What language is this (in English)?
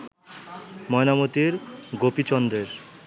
Bangla